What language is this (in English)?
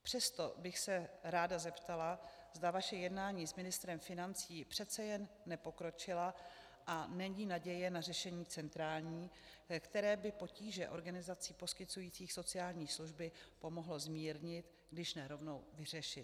Czech